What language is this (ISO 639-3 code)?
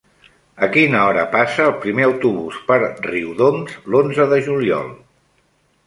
cat